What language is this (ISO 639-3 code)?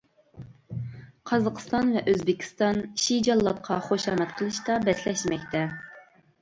uig